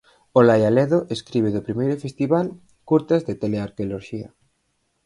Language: Galician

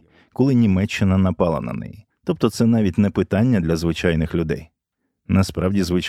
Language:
Ukrainian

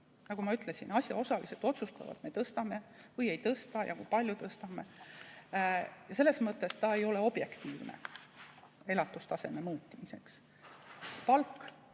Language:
Estonian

